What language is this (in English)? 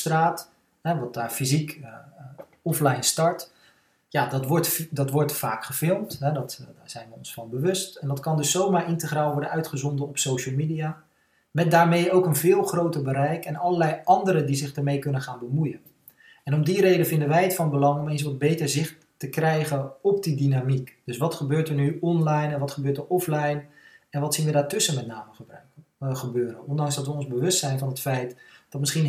Dutch